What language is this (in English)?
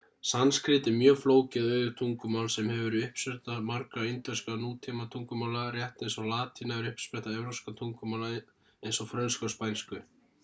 Icelandic